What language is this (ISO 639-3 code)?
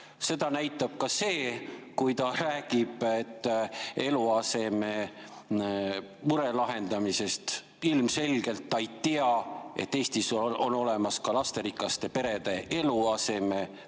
est